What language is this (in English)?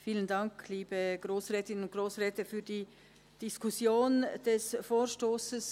Swiss German